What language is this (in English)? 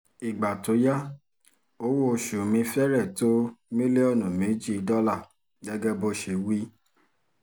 Yoruba